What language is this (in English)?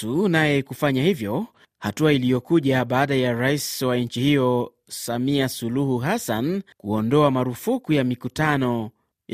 Swahili